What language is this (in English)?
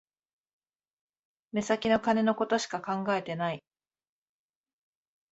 Japanese